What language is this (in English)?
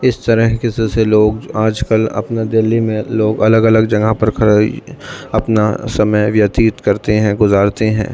Urdu